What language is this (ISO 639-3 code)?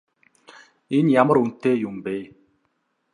mon